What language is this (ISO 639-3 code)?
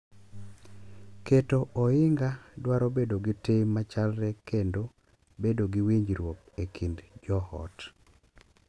luo